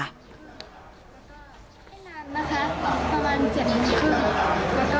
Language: Thai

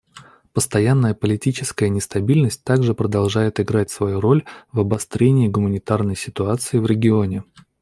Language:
Russian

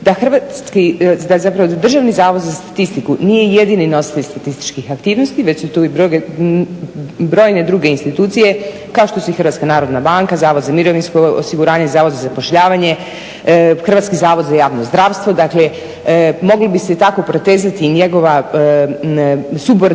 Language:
Croatian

